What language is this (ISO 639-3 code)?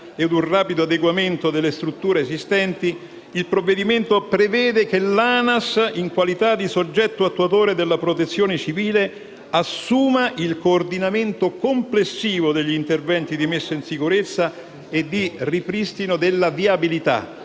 ita